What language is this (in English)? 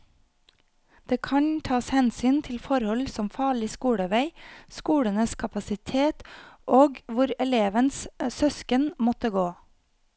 Norwegian